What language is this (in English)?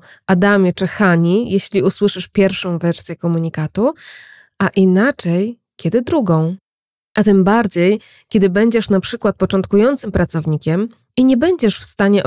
Polish